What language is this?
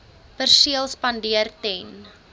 Afrikaans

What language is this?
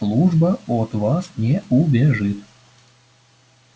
Russian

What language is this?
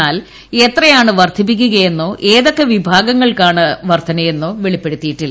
Malayalam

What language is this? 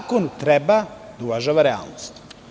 Serbian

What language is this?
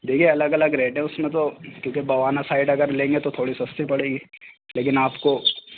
Urdu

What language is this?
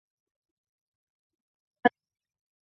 Chinese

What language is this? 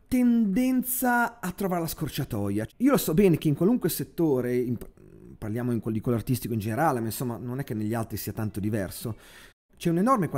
Italian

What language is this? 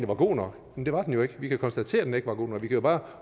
Danish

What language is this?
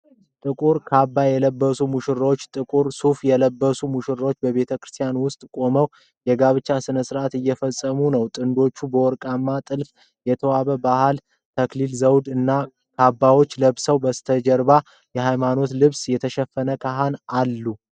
Amharic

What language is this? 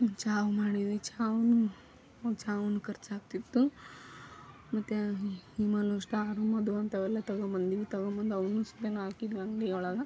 Kannada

